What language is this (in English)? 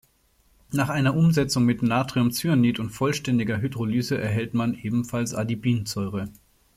German